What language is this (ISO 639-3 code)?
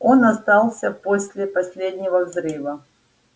rus